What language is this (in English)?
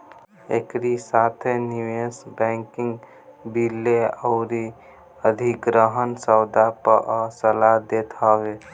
Bhojpuri